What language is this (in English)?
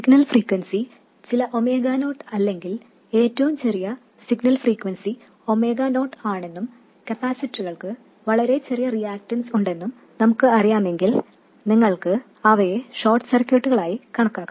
Malayalam